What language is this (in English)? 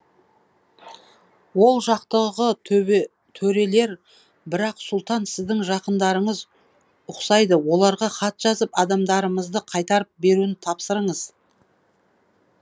Kazakh